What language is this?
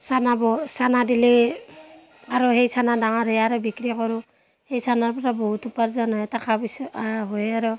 Assamese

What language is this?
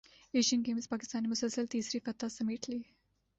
Urdu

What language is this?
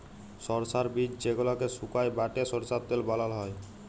Bangla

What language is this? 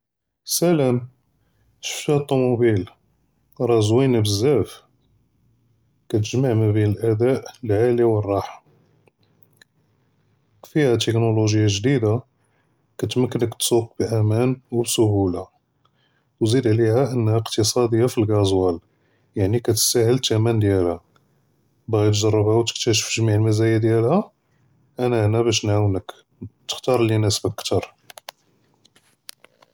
Judeo-Arabic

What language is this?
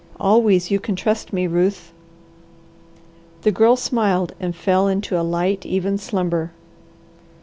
English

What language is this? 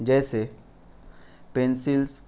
Urdu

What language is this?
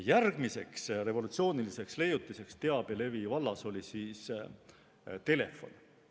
Estonian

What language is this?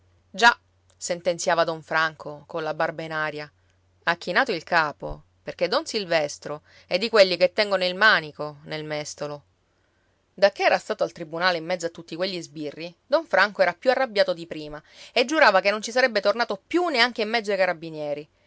Italian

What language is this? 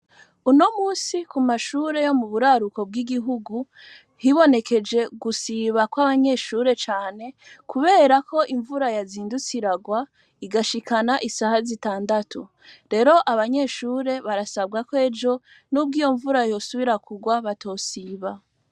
Rundi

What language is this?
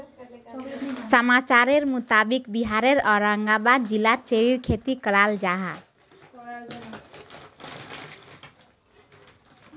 Magahi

